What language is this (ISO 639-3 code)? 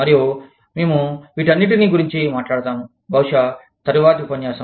tel